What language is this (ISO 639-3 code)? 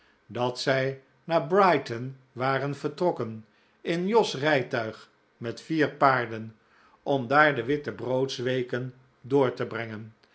nld